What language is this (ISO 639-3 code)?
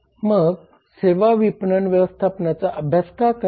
mar